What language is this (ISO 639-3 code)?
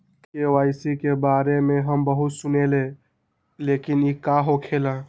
mag